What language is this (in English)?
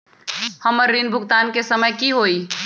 Magahi